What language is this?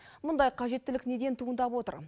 Kazakh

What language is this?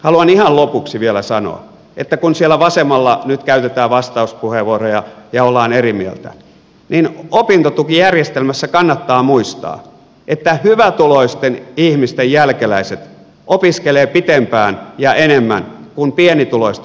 Finnish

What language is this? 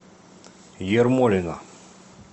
Russian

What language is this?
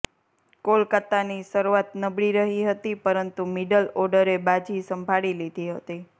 Gujarati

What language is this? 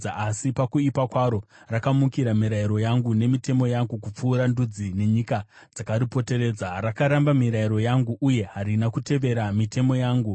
Shona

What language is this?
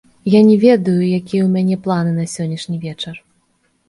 Belarusian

